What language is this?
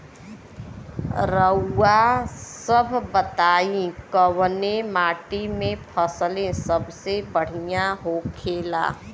Bhojpuri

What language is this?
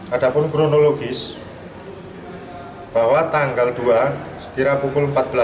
Indonesian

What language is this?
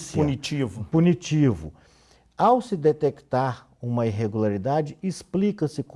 Portuguese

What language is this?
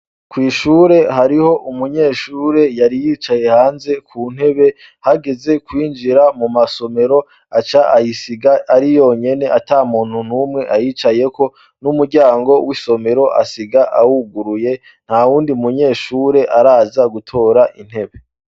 Rundi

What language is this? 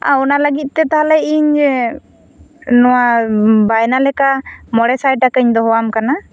Santali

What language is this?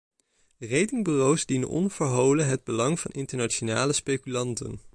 Dutch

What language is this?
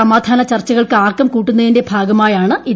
Malayalam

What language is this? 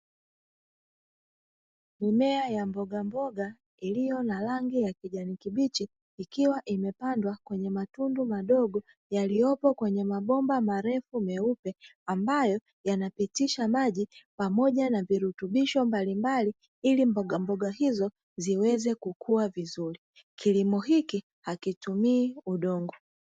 Swahili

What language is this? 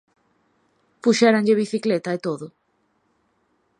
Galician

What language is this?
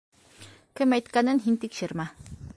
Bashkir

